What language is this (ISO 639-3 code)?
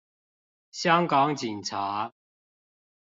zho